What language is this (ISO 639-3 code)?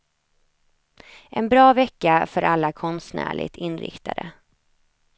swe